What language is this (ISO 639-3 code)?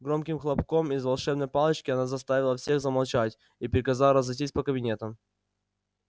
rus